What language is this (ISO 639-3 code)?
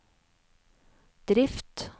nor